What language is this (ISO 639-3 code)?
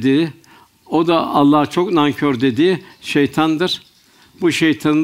tur